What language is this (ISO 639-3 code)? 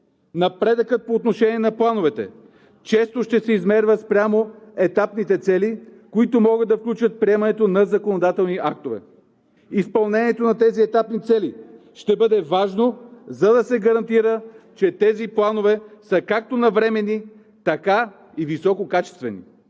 bul